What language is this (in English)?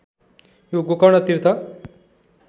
Nepali